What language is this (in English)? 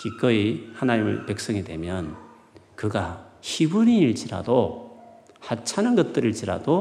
Korean